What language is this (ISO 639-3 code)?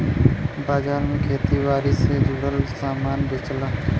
bho